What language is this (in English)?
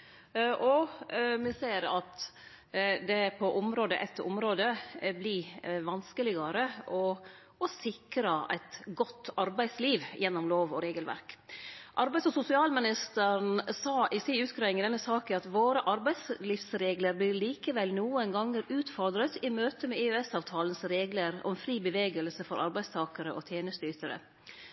Norwegian Nynorsk